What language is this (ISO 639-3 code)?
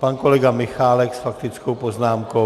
ces